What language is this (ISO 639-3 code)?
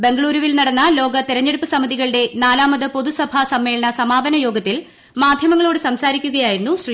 mal